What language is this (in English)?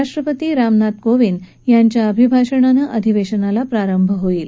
Marathi